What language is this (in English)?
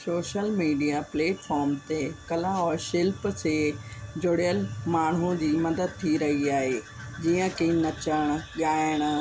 Sindhi